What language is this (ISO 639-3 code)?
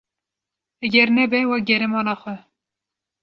kur